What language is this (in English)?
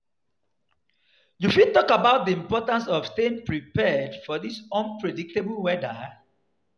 Nigerian Pidgin